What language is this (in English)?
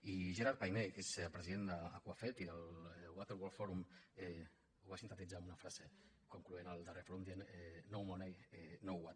Catalan